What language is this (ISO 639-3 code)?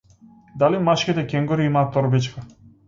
mkd